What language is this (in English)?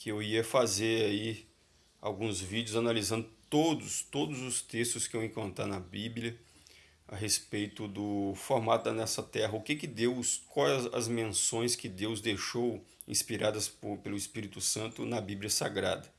Portuguese